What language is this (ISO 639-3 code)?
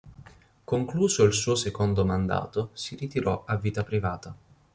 ita